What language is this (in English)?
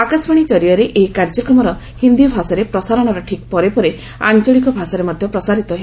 Odia